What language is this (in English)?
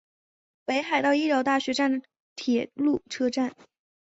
Chinese